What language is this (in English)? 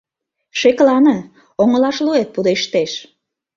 Mari